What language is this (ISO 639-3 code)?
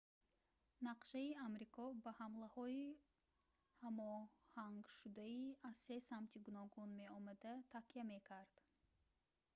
tgk